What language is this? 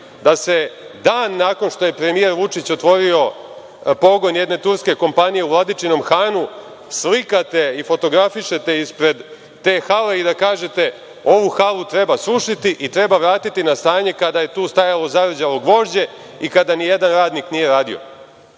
Serbian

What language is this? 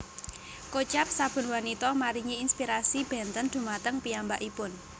Javanese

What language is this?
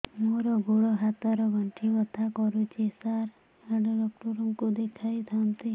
Odia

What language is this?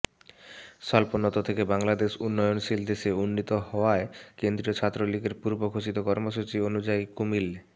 Bangla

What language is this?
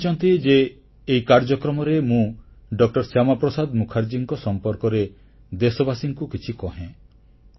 Odia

